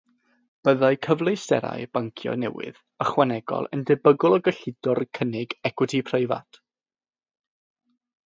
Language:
Welsh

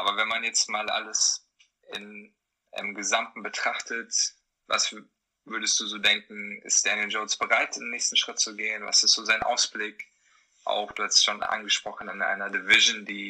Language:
German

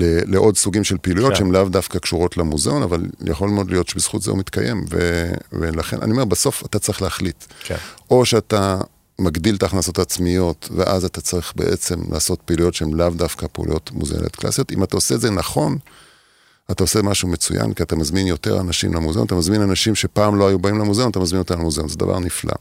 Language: Hebrew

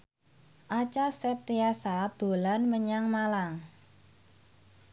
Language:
Javanese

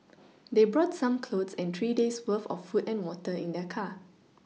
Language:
English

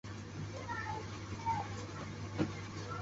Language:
Chinese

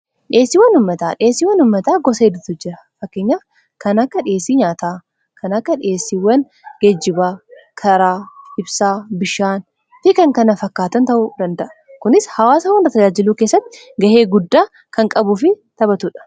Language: Oromo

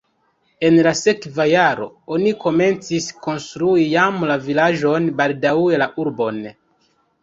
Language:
Esperanto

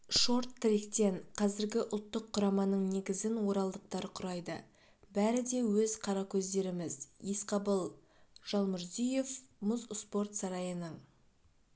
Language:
Kazakh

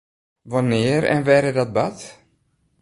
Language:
Western Frisian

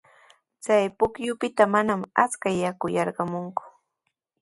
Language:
Sihuas Ancash Quechua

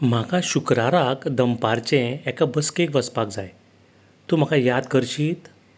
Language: Konkani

